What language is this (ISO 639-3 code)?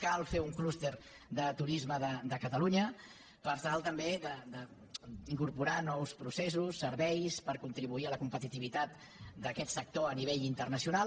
cat